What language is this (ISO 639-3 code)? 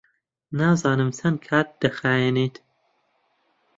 ckb